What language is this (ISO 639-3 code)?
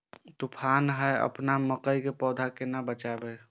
mai